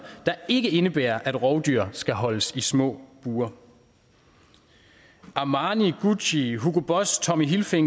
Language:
Danish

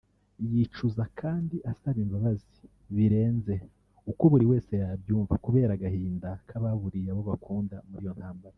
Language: Kinyarwanda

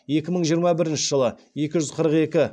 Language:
Kazakh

